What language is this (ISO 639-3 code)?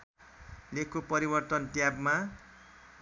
nep